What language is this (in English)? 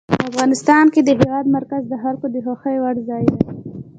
Pashto